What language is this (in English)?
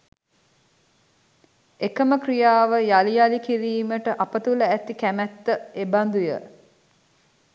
Sinhala